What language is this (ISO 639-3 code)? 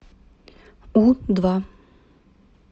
rus